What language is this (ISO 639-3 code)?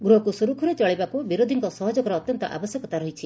ori